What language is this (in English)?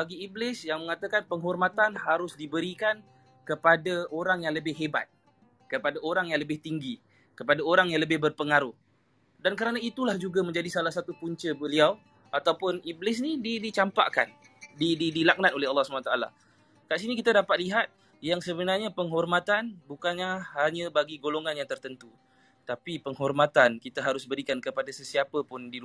Malay